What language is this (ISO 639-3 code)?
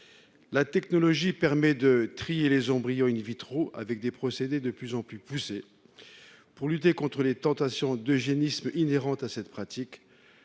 fra